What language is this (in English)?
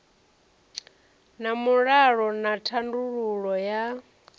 Venda